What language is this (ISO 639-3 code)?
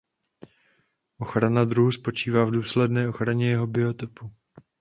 ces